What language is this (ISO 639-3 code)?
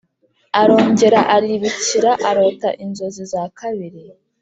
kin